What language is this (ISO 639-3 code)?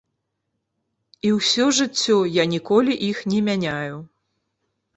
bel